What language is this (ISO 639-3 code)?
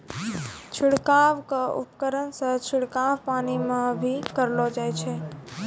mai